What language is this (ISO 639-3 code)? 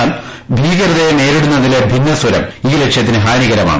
mal